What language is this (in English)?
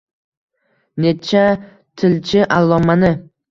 Uzbek